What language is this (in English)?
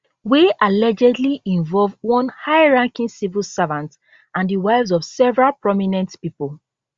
Nigerian Pidgin